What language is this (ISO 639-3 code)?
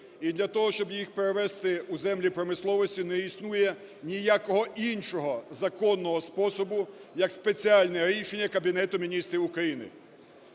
ukr